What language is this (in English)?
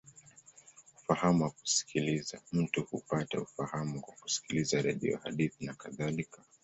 Swahili